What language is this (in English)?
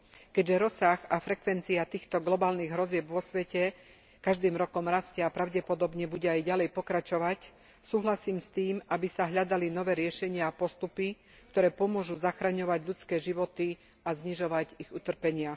Slovak